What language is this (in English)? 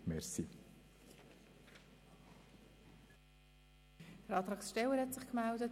Swiss German